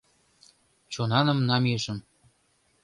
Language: Mari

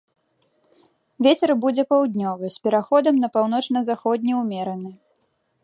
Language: Belarusian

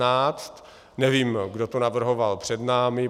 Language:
Czech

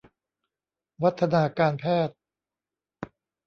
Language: Thai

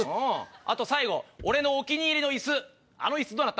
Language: Japanese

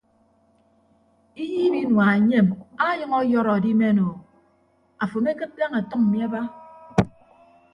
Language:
Ibibio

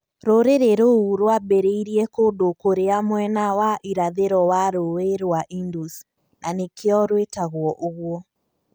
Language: Kikuyu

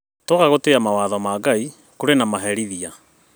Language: Kikuyu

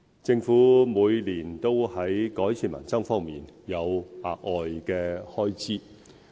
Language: Cantonese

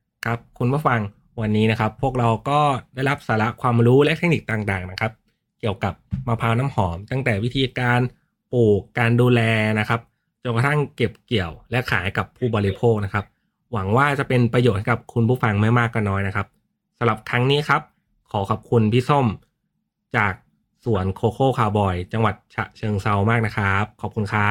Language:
Thai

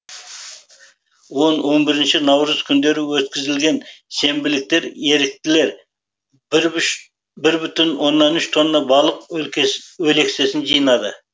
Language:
Kazakh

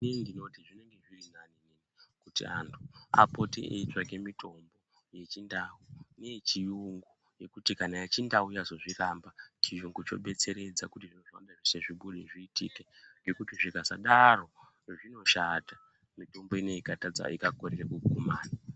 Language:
Ndau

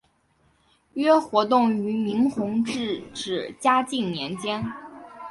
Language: Chinese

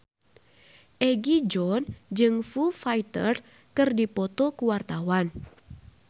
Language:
Sundanese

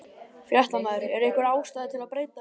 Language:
Icelandic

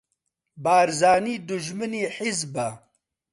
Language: Central Kurdish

